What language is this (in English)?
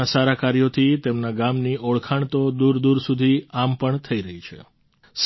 Gujarati